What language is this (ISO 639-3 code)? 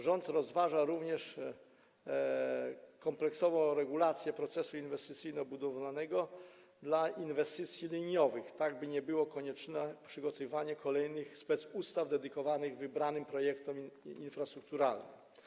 pol